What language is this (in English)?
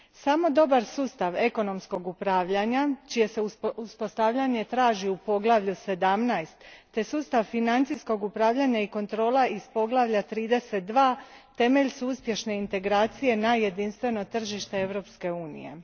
Croatian